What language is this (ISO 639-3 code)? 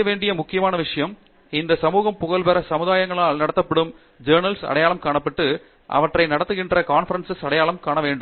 tam